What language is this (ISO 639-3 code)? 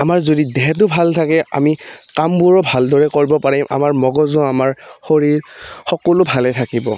asm